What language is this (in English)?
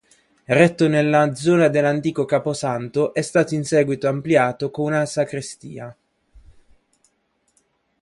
Italian